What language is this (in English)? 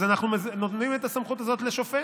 Hebrew